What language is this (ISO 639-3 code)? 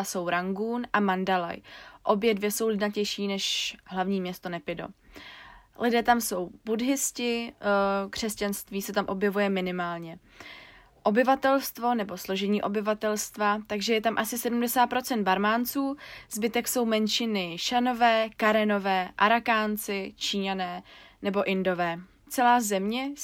ces